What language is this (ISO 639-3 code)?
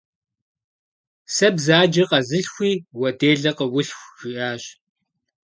kbd